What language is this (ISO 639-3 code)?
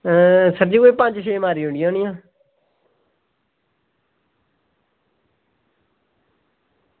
doi